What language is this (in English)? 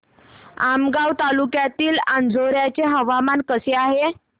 Marathi